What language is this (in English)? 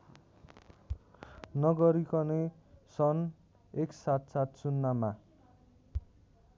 Nepali